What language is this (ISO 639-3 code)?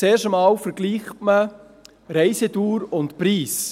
gsw